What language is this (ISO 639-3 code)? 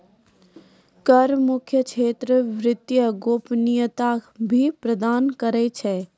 mai